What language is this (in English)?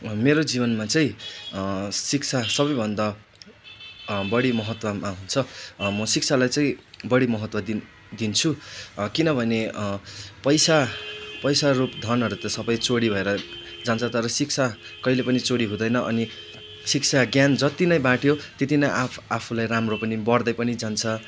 Nepali